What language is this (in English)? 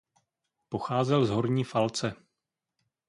Czech